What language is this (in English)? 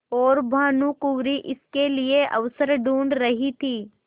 Hindi